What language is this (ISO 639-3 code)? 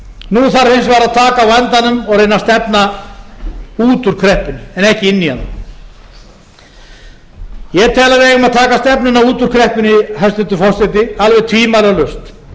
isl